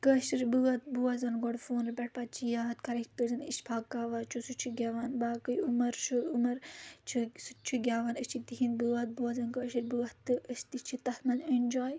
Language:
Kashmiri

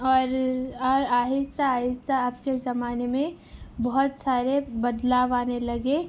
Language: Urdu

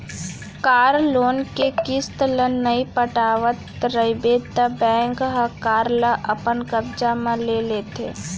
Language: Chhattisgarhi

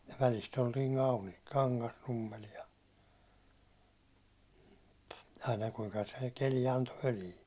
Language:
Finnish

